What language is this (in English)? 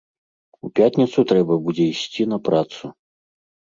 Belarusian